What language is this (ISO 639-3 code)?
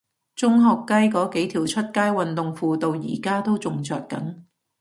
yue